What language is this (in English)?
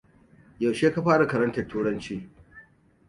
Hausa